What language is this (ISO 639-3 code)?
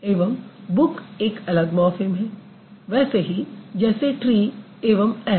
hin